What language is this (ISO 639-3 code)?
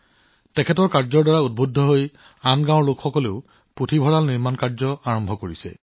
asm